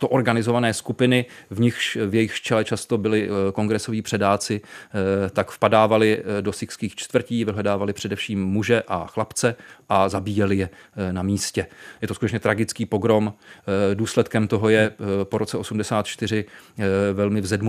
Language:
Czech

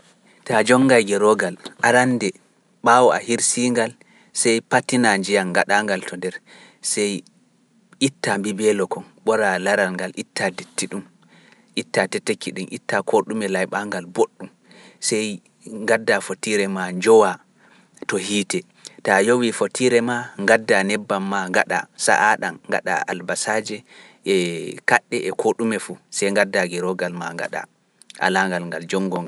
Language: Pular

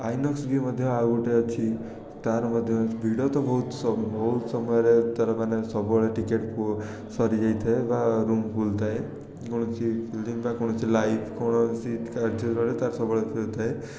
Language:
Odia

